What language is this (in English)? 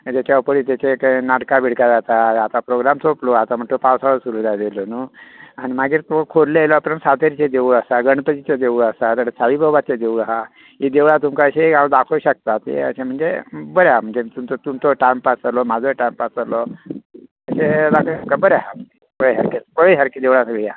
Konkani